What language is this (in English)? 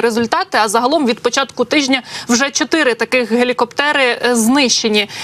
Ukrainian